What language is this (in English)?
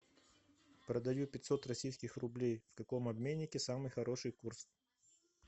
Russian